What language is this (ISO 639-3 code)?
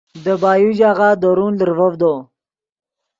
ydg